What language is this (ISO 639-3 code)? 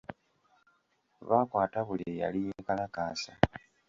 lug